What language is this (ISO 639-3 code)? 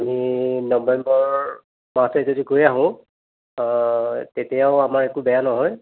asm